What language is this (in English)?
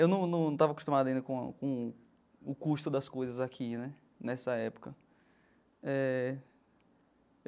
Portuguese